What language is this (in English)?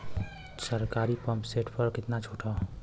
Bhojpuri